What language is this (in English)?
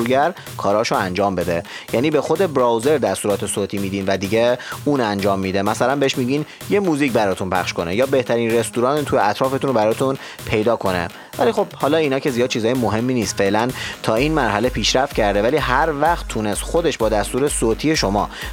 Persian